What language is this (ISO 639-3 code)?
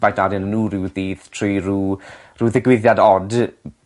cym